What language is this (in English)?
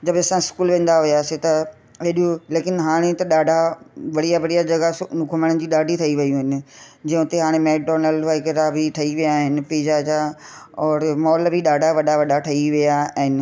Sindhi